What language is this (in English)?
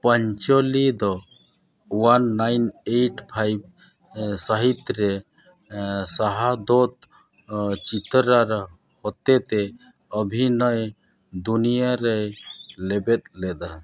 Santali